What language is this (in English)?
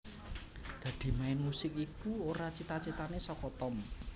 Javanese